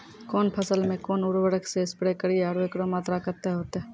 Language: Maithili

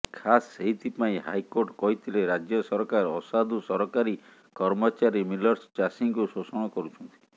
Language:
Odia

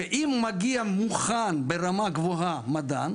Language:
Hebrew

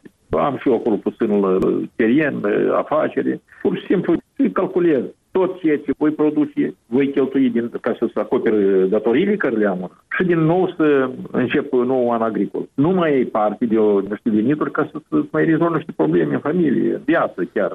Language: Romanian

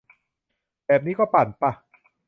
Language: Thai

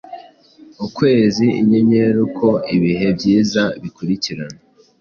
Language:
Kinyarwanda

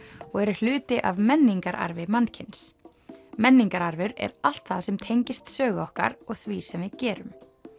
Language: Icelandic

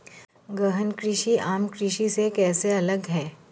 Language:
Hindi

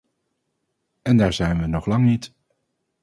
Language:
Dutch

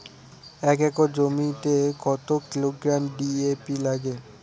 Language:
Bangla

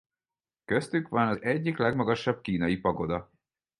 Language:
Hungarian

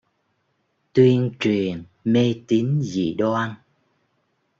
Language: Vietnamese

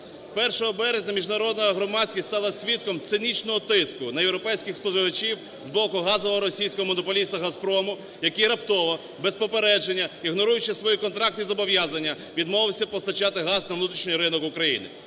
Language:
Ukrainian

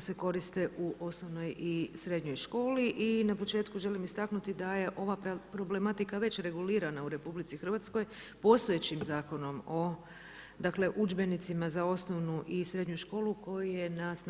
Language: Croatian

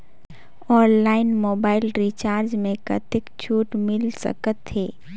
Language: Chhattisgarhi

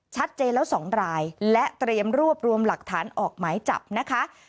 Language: Thai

